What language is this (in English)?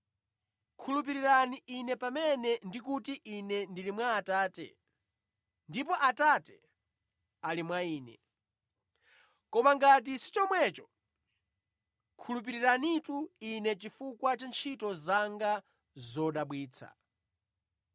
Nyanja